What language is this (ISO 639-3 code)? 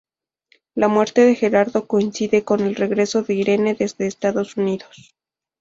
spa